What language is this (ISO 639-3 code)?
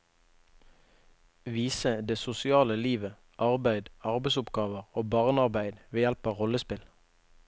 nor